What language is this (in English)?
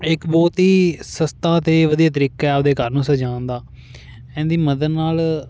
Punjabi